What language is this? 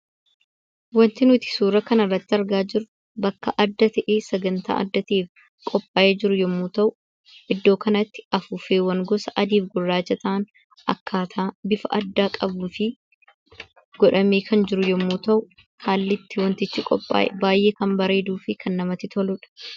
Oromo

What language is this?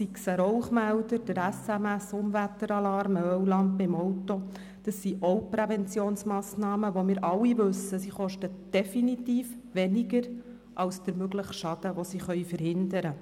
Swiss German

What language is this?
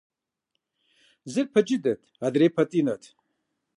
Kabardian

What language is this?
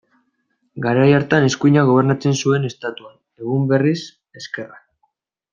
Basque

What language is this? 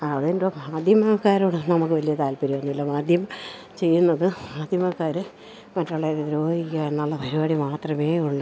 Malayalam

